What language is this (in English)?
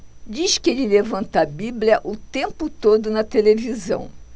Portuguese